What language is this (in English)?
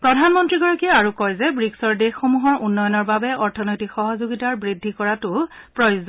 Assamese